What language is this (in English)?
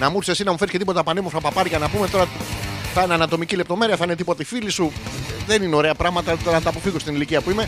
Greek